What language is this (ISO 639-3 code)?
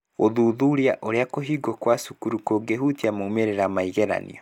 kik